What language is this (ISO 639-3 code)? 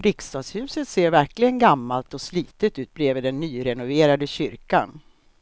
swe